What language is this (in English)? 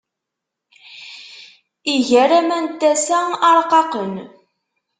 Kabyle